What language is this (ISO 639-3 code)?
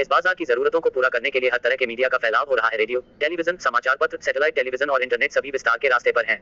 hin